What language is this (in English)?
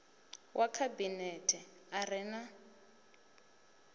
Venda